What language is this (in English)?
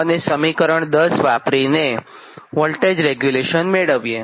Gujarati